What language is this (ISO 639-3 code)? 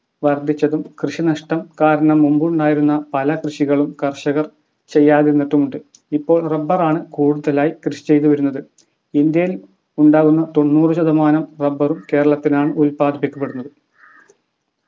mal